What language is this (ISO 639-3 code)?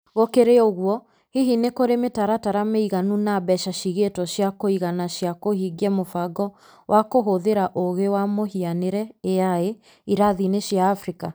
kik